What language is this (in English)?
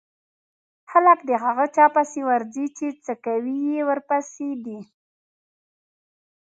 Pashto